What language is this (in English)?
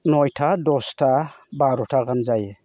Bodo